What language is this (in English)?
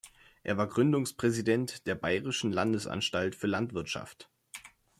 German